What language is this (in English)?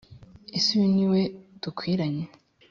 Kinyarwanda